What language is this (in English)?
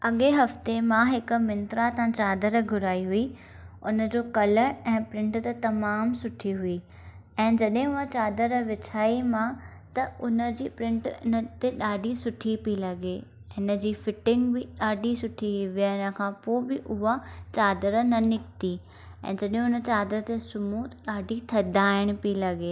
Sindhi